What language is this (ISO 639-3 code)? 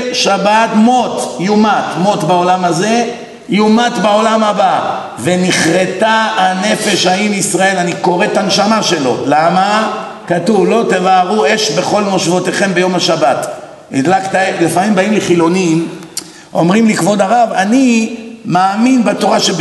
heb